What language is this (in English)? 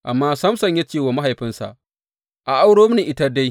Hausa